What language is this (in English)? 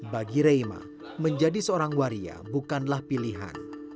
Indonesian